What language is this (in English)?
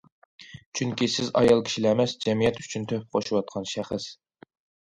Uyghur